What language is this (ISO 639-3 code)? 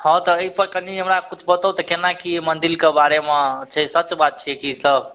mai